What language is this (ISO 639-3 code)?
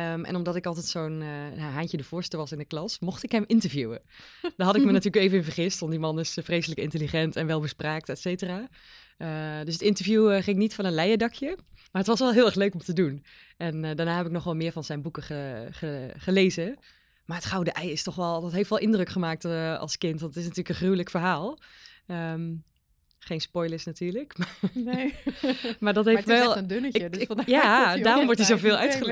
nld